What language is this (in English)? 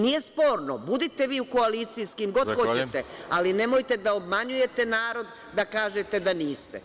Serbian